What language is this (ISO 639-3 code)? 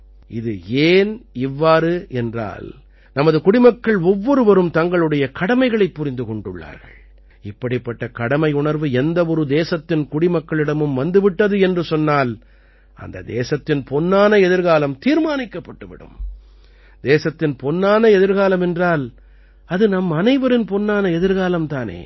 tam